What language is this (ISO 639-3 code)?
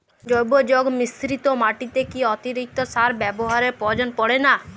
ben